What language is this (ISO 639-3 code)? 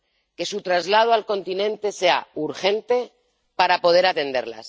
spa